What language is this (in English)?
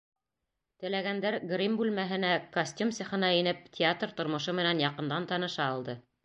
Bashkir